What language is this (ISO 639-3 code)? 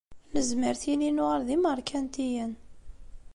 kab